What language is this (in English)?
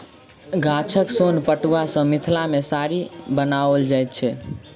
Maithili